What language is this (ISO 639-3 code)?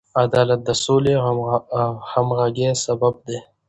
pus